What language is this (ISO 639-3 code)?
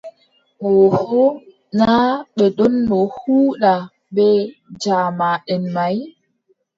fub